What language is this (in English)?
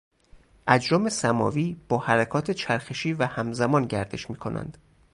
Persian